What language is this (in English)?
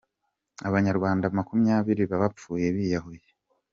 Kinyarwanda